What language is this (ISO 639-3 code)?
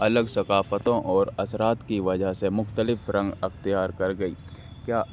urd